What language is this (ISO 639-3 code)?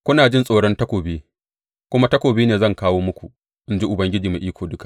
hau